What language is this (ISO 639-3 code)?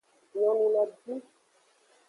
ajg